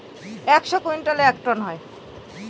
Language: Bangla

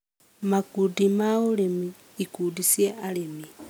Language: Kikuyu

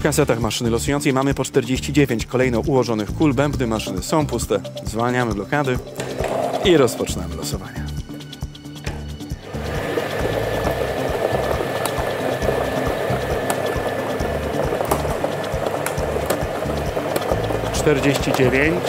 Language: Polish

